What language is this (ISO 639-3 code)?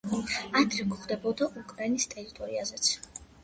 kat